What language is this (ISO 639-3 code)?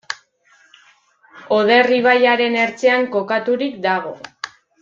eus